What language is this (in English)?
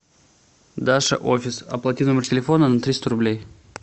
Russian